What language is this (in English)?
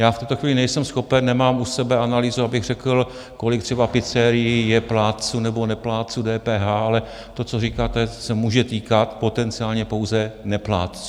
Czech